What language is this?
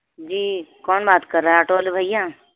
Urdu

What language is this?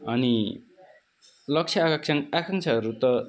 Nepali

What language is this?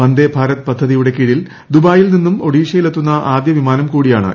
Malayalam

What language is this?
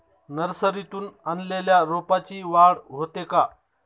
Marathi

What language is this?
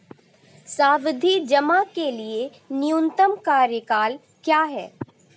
Hindi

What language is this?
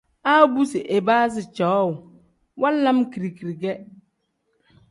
Tem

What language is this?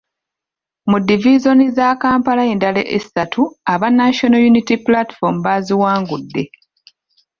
Ganda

